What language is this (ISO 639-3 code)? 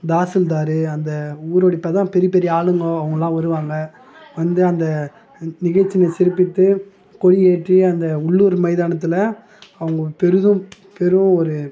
tam